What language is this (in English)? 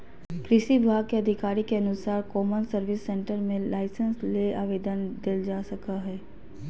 Magahi